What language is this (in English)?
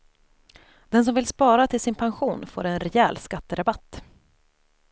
Swedish